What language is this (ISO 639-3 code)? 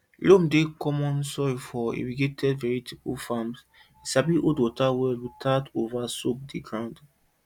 pcm